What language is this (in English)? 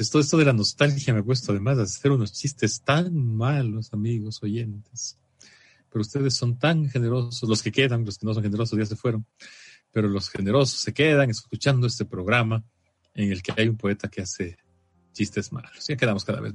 Spanish